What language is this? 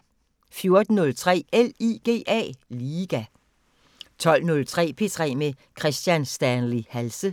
Danish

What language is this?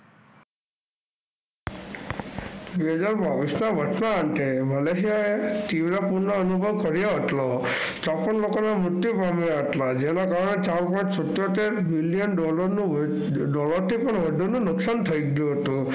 Gujarati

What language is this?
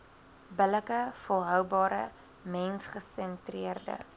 Afrikaans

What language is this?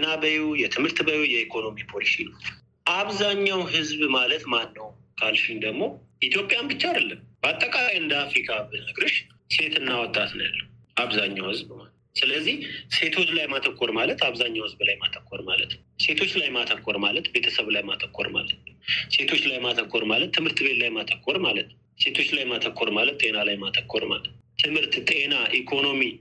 Amharic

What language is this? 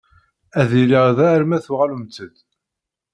Kabyle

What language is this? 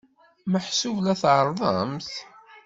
Kabyle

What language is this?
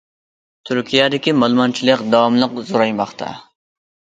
Uyghur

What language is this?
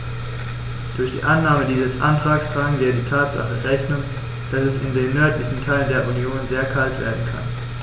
German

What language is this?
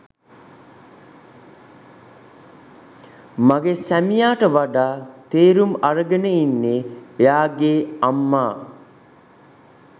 Sinhala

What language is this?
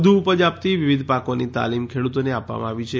Gujarati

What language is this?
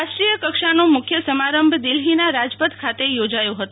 Gujarati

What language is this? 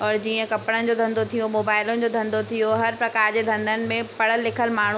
Sindhi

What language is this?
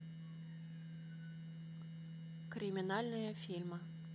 Russian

